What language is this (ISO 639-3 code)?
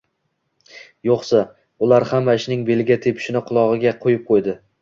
uzb